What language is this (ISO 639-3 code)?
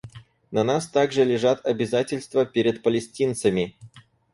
rus